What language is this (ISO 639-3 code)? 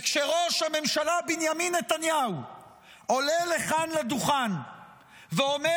heb